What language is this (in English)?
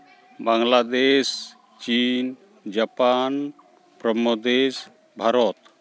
Santali